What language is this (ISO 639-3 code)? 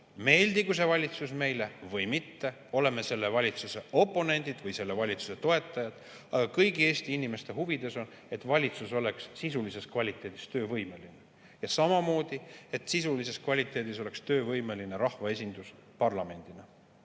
est